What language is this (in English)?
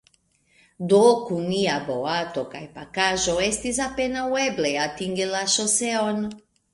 Esperanto